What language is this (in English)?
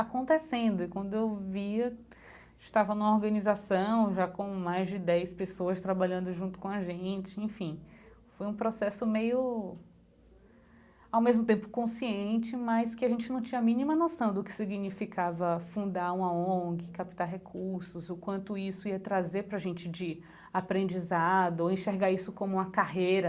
Portuguese